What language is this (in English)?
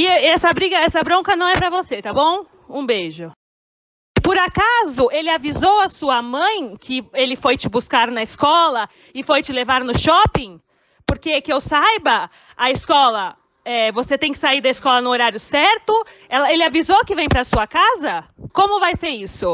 Portuguese